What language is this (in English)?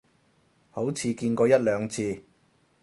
Cantonese